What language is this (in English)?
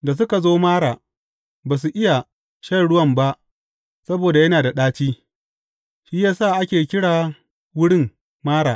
Hausa